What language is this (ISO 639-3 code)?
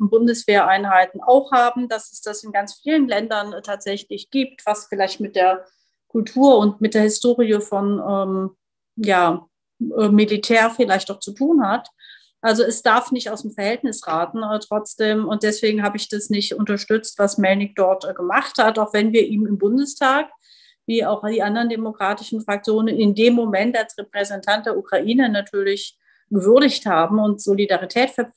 deu